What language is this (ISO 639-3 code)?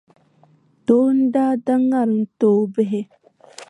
dag